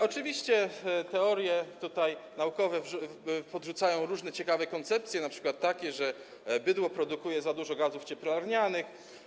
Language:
Polish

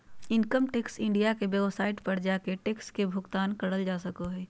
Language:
Magahi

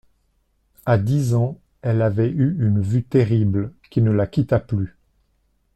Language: French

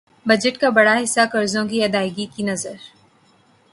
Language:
Urdu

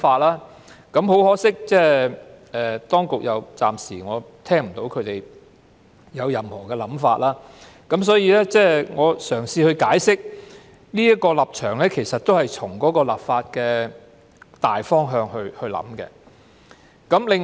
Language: Cantonese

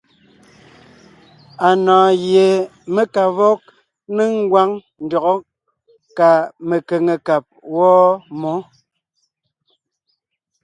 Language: Ngiemboon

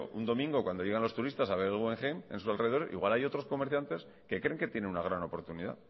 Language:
Spanish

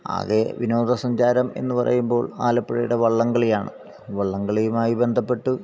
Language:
Malayalam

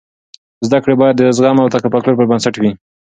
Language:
Pashto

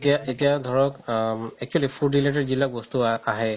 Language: Assamese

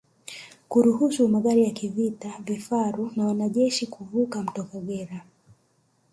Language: Swahili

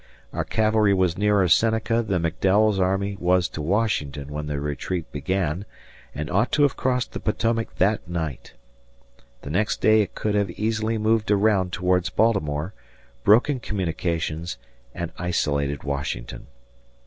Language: English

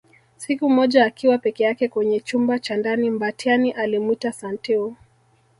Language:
Swahili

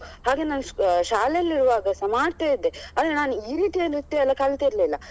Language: Kannada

